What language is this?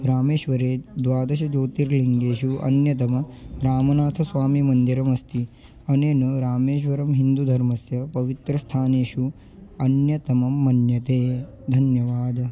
Sanskrit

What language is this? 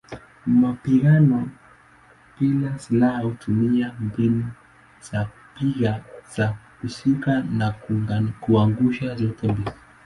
Swahili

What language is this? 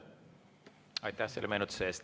Estonian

